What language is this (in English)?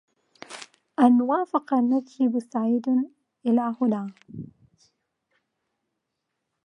Arabic